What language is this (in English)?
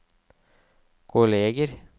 Norwegian